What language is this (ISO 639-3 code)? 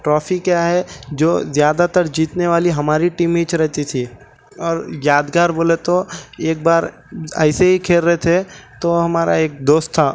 urd